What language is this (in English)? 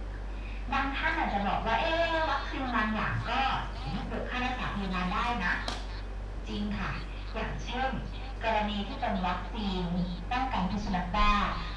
Thai